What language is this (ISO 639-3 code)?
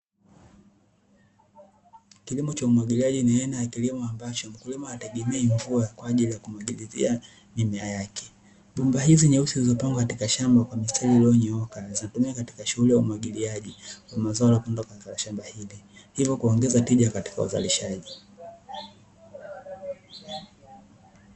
swa